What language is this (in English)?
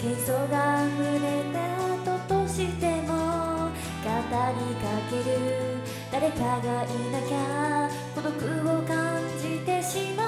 Japanese